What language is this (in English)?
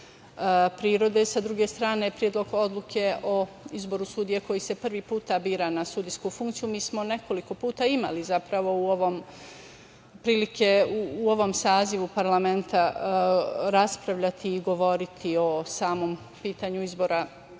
Serbian